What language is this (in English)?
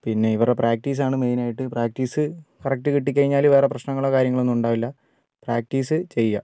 Malayalam